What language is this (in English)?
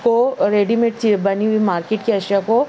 Urdu